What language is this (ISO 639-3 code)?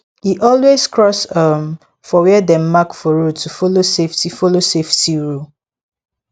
pcm